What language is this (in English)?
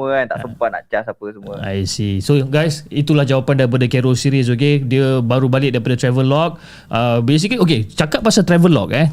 Malay